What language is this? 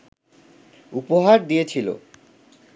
Bangla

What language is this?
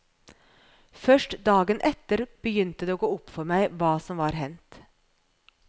Norwegian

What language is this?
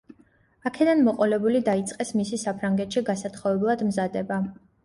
Georgian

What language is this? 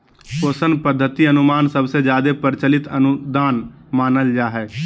Magahi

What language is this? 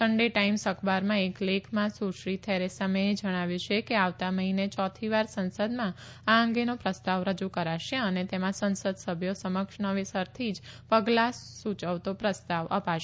Gujarati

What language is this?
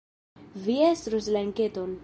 Esperanto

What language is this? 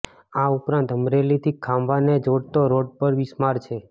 Gujarati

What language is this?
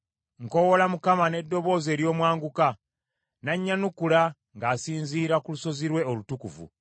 Ganda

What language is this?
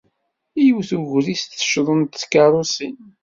Kabyle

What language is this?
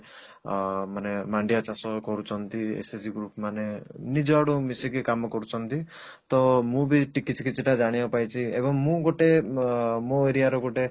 Odia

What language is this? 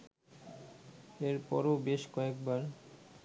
Bangla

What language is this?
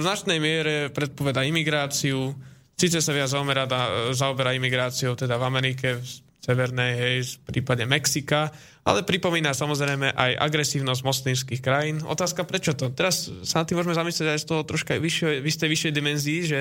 Slovak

